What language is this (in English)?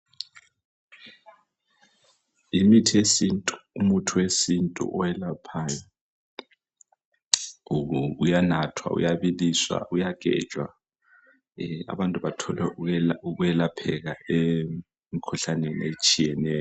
North Ndebele